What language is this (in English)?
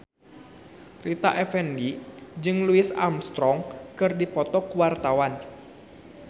Sundanese